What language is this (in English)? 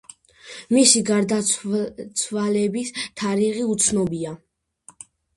Georgian